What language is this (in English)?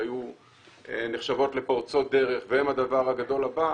Hebrew